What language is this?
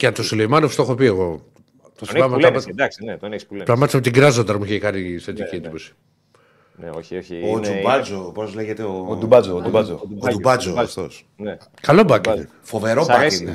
Greek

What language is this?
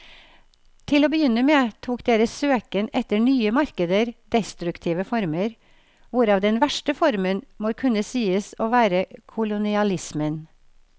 Norwegian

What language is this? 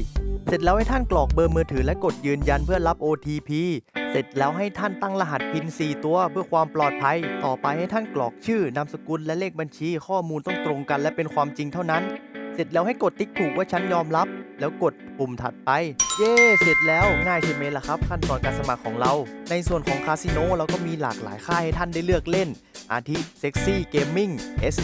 Thai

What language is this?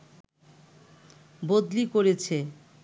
Bangla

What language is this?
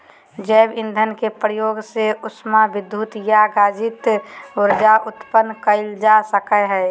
Magahi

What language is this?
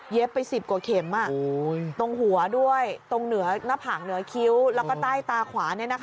Thai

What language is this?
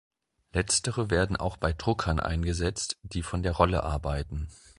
German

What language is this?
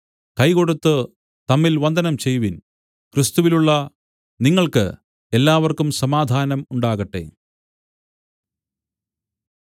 Malayalam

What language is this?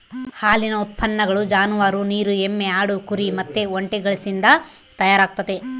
Kannada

